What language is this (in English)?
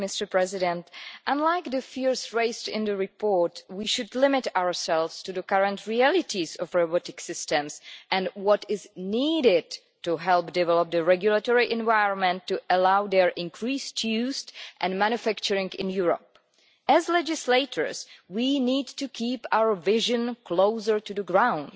English